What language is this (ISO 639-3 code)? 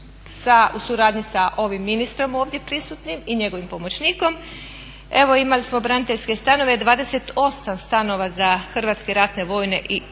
hrv